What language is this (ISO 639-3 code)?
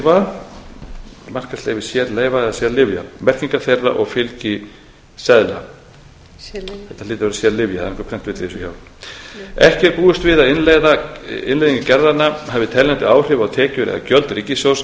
isl